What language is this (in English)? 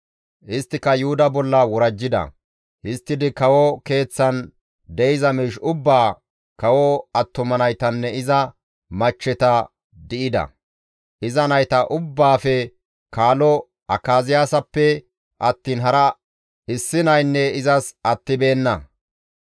Gamo